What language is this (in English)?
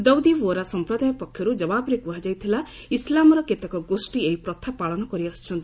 Odia